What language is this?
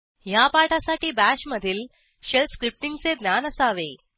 Marathi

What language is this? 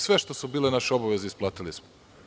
Serbian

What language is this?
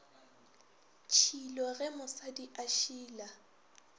Northern Sotho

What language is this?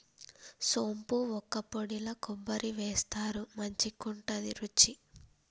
Telugu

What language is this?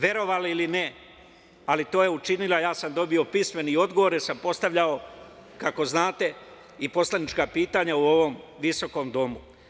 Serbian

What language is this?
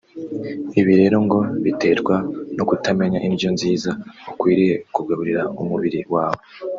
Kinyarwanda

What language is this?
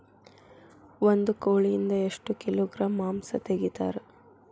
Kannada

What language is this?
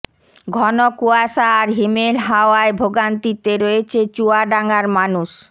Bangla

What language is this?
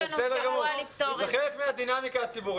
Hebrew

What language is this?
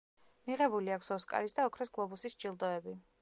Georgian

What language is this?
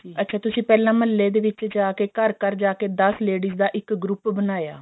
Punjabi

